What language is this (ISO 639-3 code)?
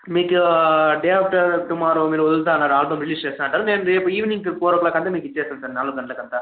tel